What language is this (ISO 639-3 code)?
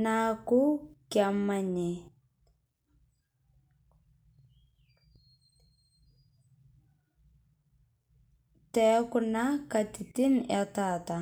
mas